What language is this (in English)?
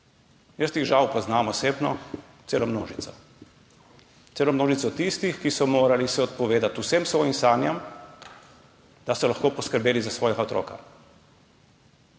Slovenian